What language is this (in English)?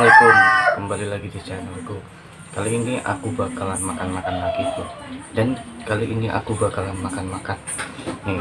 Indonesian